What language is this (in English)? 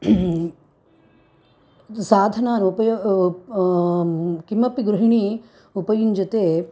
Sanskrit